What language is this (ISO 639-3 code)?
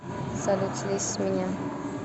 rus